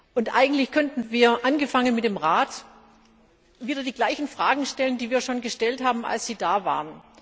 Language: German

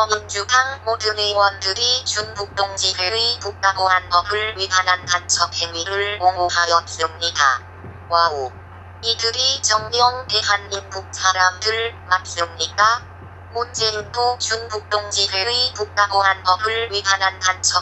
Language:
Korean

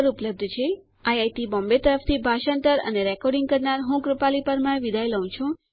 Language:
Gujarati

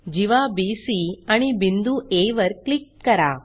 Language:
Marathi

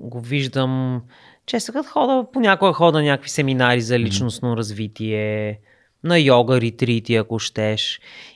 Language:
Bulgarian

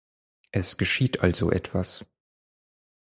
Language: German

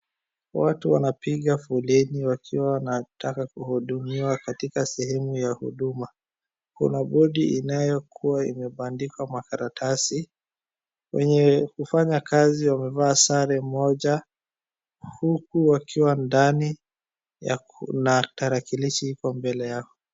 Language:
Swahili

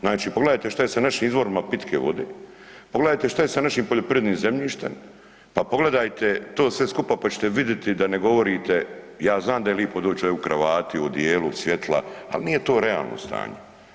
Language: Croatian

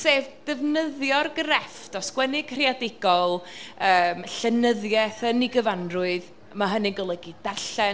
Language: Welsh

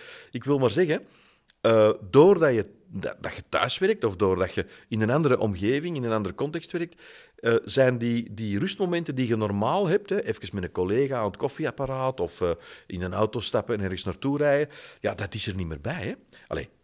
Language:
Dutch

